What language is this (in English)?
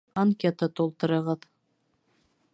Bashkir